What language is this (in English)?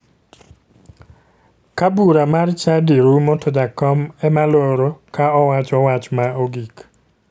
Luo (Kenya and Tanzania)